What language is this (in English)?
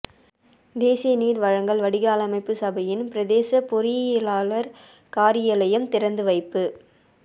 Tamil